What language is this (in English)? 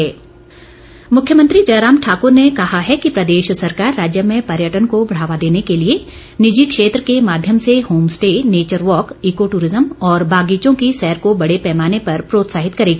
Hindi